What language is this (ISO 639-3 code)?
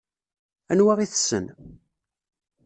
kab